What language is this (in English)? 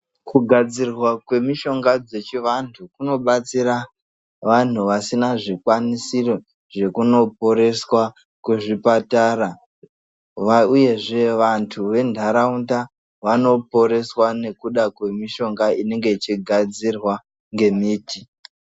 Ndau